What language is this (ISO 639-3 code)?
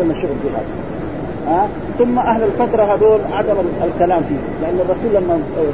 ara